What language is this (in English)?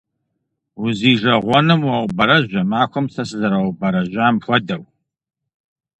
Kabardian